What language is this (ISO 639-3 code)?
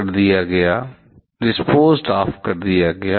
hin